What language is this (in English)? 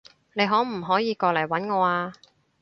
Cantonese